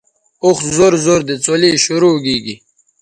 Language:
Bateri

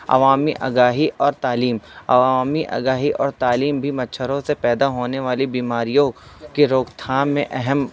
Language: Urdu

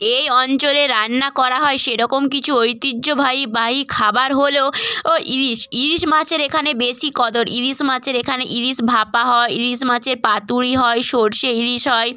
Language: Bangla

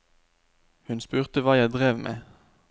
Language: Norwegian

